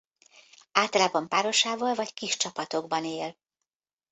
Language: Hungarian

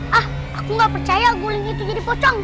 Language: Indonesian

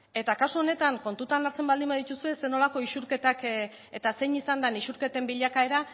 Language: Basque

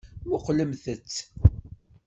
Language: Kabyle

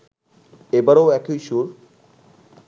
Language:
Bangla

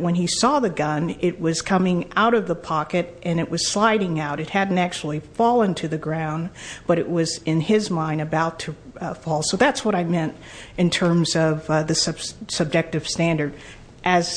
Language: English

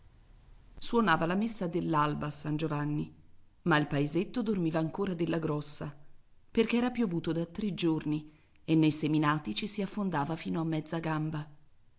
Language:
Italian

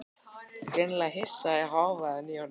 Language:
Icelandic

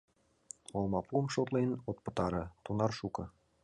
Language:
Mari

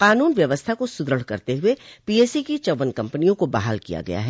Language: Hindi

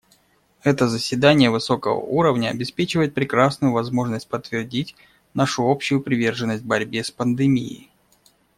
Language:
Russian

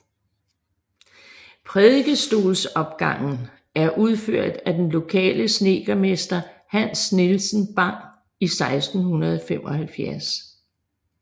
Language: Danish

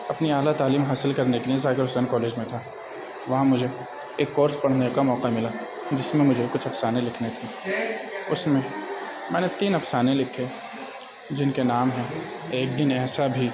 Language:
Urdu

